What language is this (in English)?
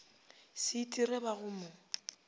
Northern Sotho